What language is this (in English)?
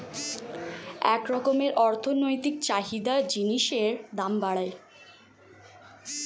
Bangla